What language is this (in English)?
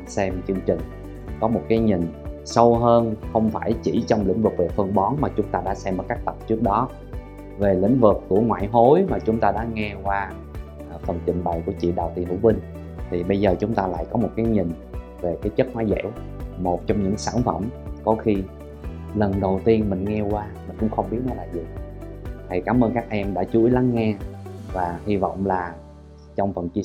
Vietnamese